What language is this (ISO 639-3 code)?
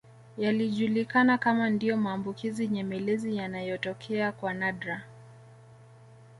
swa